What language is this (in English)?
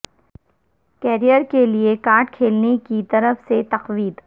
Urdu